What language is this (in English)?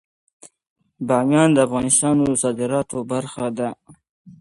Pashto